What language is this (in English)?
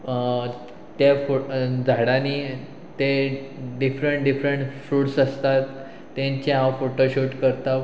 Konkani